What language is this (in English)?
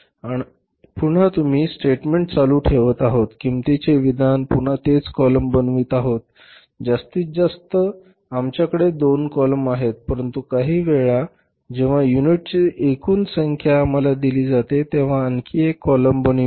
Marathi